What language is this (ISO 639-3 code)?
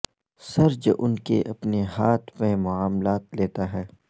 urd